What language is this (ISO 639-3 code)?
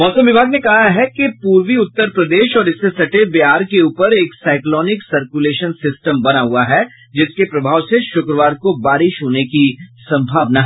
hin